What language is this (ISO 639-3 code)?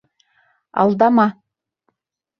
bak